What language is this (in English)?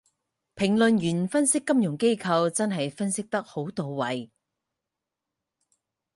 Cantonese